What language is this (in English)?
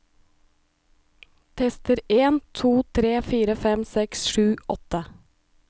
Norwegian